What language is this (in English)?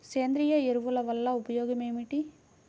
Telugu